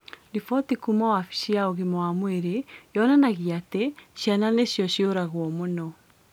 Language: Kikuyu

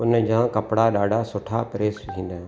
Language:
Sindhi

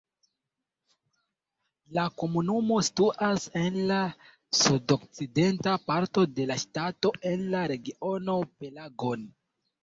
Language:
Esperanto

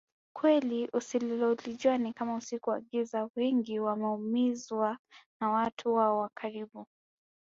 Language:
Swahili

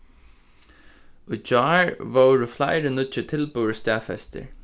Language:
Faroese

